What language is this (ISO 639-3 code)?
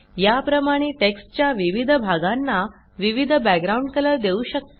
mar